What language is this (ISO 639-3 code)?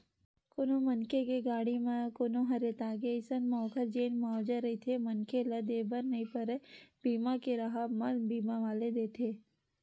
hne